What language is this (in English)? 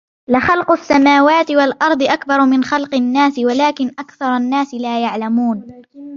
Arabic